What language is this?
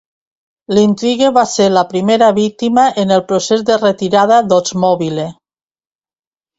Catalan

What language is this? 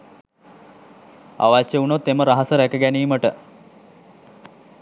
Sinhala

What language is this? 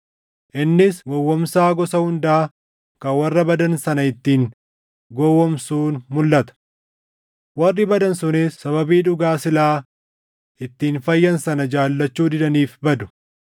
Oromo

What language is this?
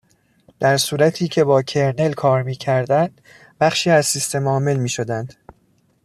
Persian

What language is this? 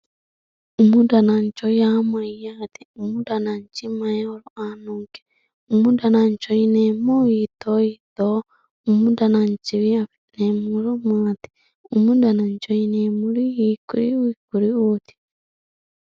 Sidamo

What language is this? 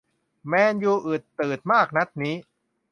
Thai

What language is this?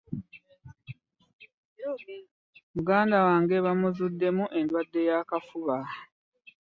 Ganda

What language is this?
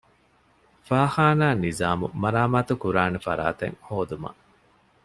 Divehi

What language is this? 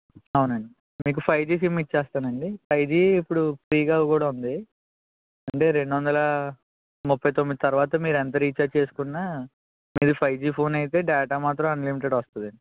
Telugu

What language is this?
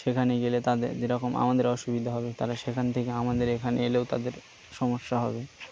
Bangla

